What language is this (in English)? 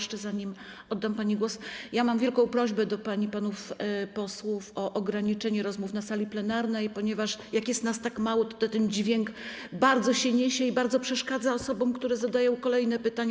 Polish